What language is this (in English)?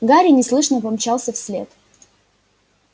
Russian